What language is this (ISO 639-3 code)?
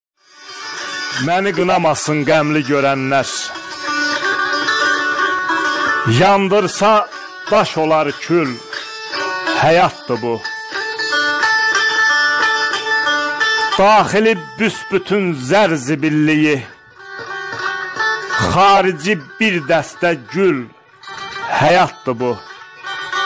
tur